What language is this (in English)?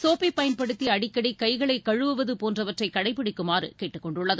Tamil